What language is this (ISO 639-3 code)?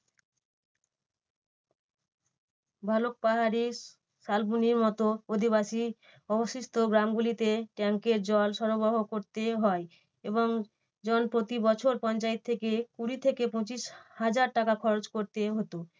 ben